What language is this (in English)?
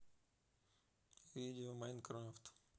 Russian